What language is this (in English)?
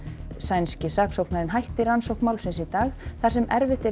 Icelandic